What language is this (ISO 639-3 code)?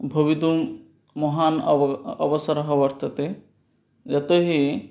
san